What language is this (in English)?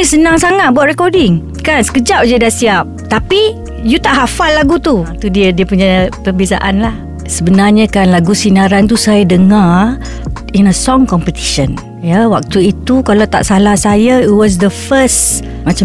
Malay